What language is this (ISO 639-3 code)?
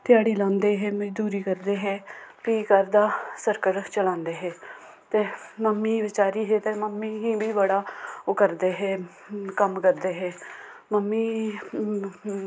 doi